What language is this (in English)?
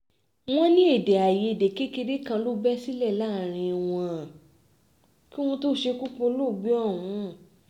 Yoruba